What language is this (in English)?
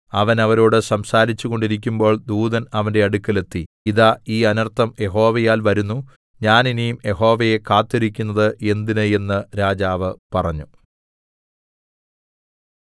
Malayalam